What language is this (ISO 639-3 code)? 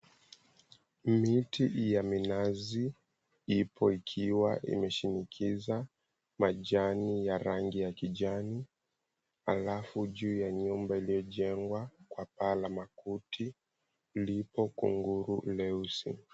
swa